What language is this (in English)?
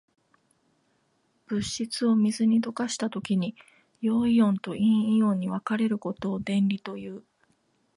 Japanese